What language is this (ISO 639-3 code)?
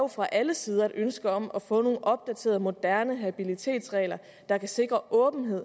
dan